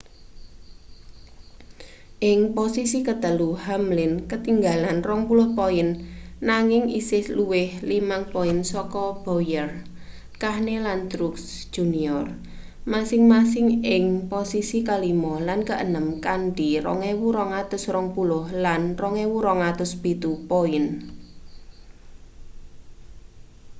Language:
Javanese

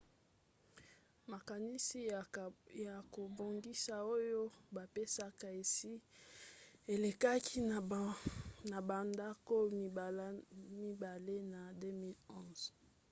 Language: Lingala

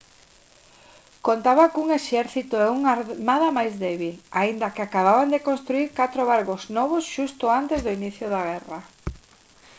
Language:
Galician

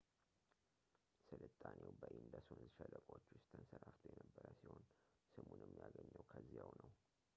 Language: Amharic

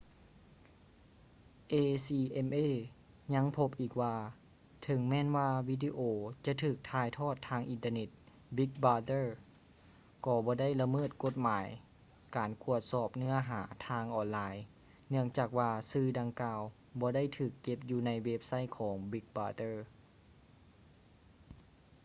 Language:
Lao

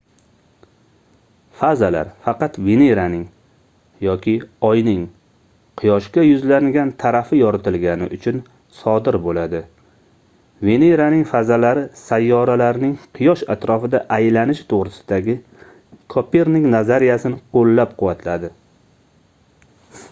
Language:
Uzbek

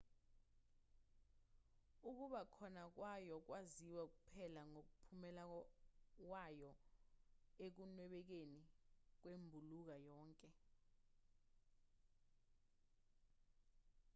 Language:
Zulu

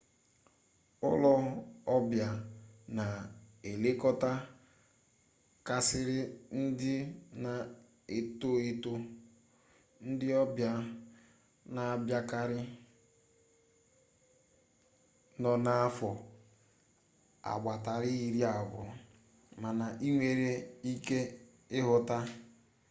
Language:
Igbo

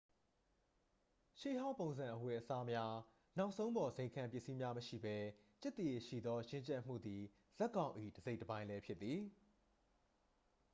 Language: Burmese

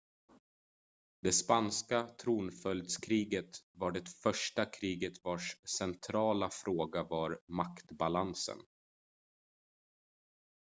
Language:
Swedish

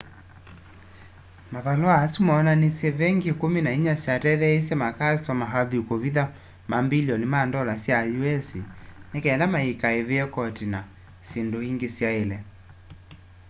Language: Kamba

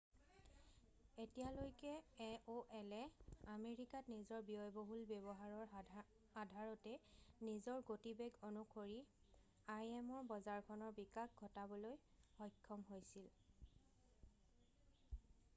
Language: Assamese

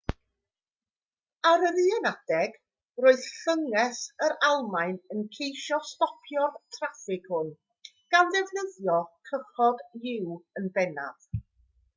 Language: Welsh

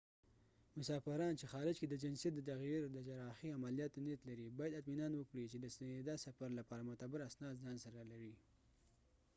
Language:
Pashto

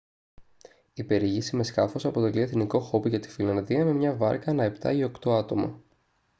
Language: Greek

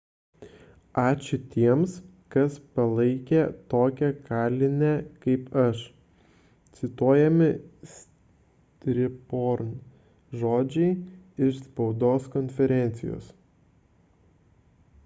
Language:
Lithuanian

